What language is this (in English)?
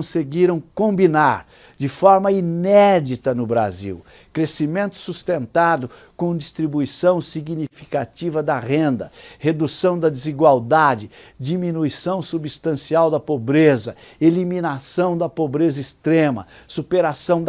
Portuguese